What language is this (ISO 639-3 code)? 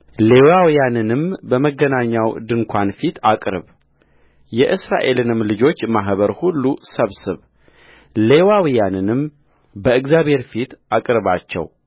amh